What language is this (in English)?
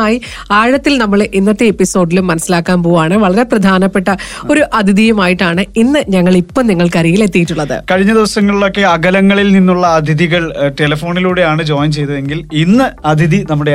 Malayalam